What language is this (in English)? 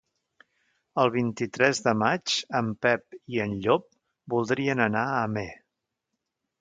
Catalan